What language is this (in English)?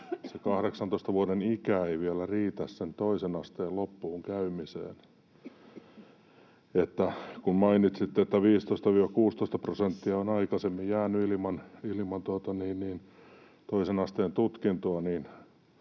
Finnish